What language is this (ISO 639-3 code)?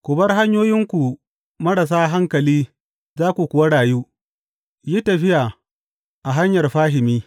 hau